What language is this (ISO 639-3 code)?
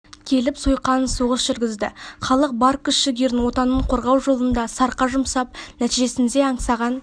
kaz